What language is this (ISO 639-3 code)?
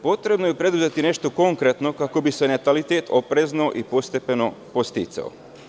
srp